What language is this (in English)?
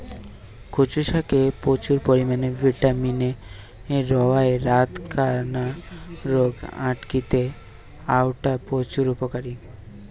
Bangla